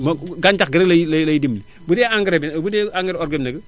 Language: Wolof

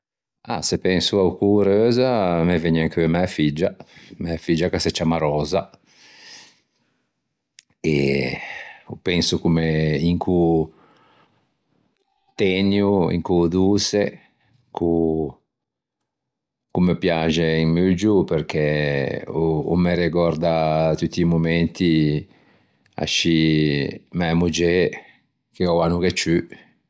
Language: Ligurian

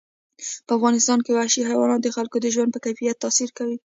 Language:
Pashto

